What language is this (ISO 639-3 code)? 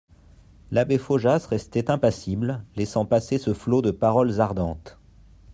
fra